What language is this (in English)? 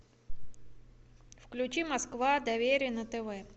Russian